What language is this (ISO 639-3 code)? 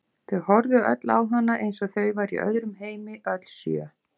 isl